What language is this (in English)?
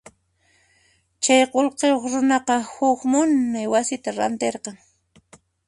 Puno Quechua